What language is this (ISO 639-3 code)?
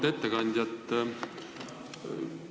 est